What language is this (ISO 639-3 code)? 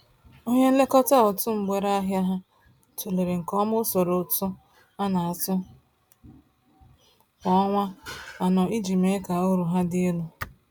ibo